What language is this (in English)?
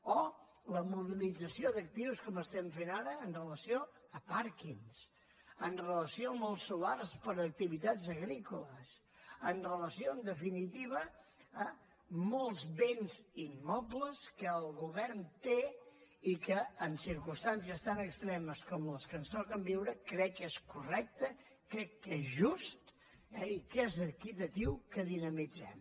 Catalan